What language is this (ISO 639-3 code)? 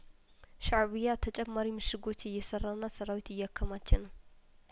amh